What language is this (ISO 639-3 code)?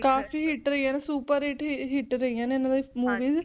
pan